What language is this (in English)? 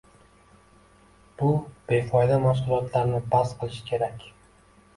Uzbek